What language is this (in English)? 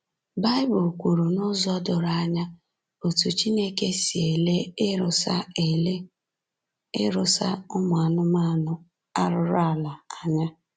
Igbo